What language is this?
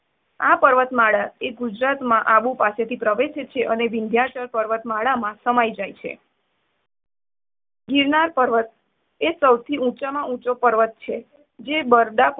Gujarati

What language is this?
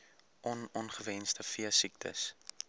Afrikaans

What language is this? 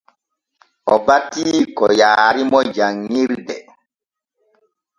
Borgu Fulfulde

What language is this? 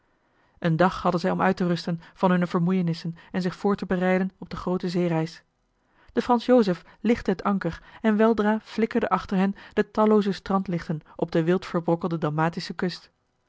Dutch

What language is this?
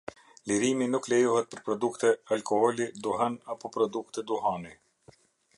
Albanian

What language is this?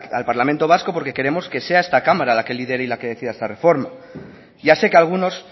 Spanish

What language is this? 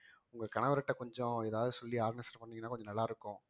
Tamil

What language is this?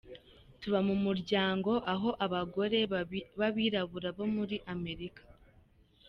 Kinyarwanda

